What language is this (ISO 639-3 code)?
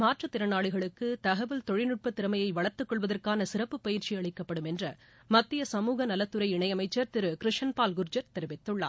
tam